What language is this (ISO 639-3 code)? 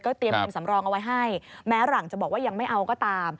tha